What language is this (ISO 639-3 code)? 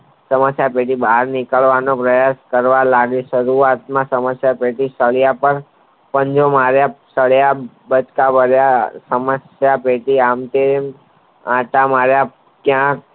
guj